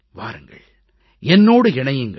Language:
Tamil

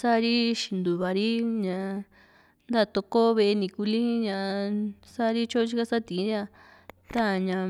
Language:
Juxtlahuaca Mixtec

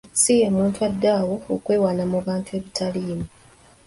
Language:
Ganda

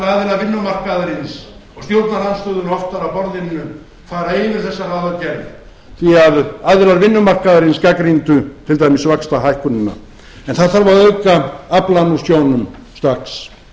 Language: Icelandic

